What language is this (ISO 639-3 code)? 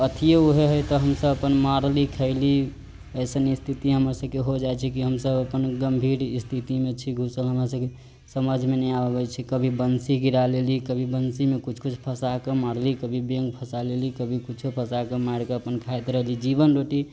mai